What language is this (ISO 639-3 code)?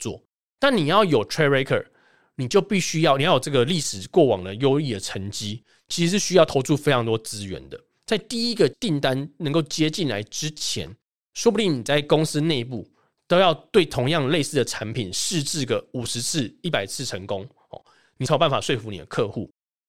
zho